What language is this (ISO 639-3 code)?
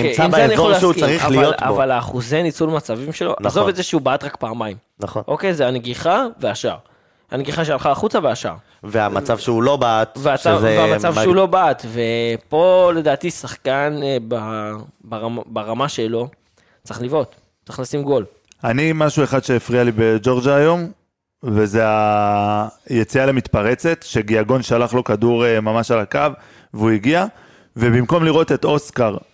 heb